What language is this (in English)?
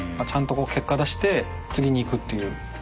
Japanese